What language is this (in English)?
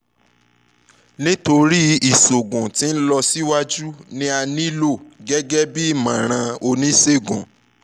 Yoruba